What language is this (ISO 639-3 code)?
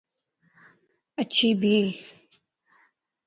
lss